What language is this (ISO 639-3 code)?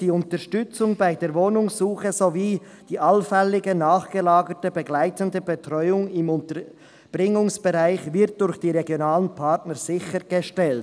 gsw